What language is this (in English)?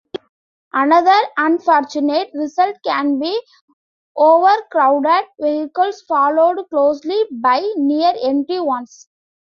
English